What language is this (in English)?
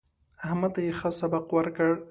Pashto